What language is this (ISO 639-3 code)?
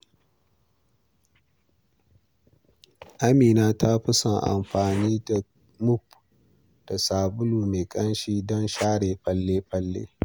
hau